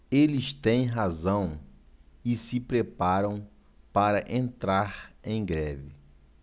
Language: Portuguese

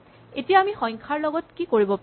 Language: Assamese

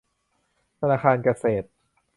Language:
Thai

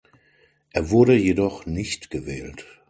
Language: German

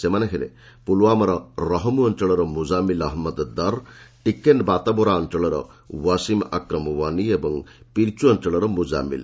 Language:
Odia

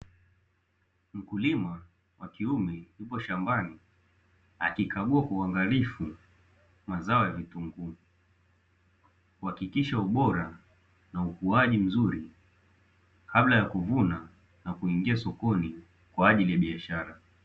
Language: Swahili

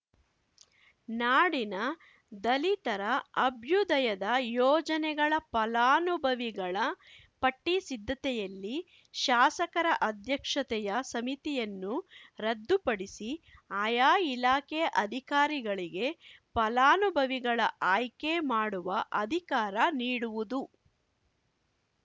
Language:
Kannada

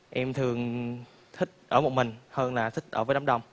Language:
Vietnamese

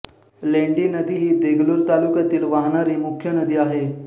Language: Marathi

